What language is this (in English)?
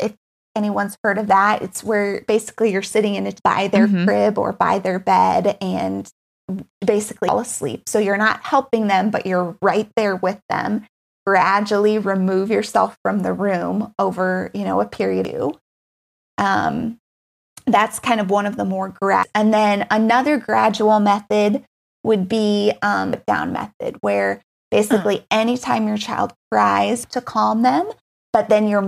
English